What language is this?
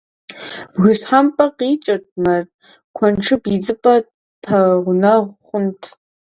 Kabardian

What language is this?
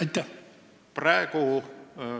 Estonian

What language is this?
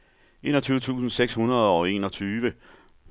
Danish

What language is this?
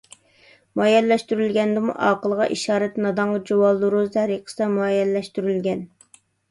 Uyghur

